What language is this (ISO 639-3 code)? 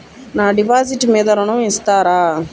tel